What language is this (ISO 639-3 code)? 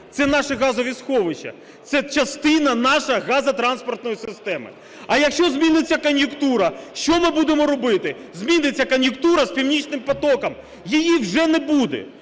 ukr